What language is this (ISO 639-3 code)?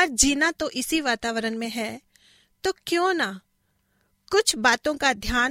hin